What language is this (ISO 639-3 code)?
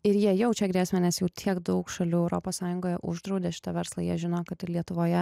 lit